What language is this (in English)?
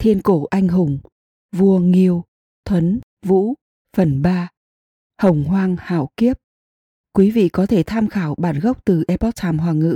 Vietnamese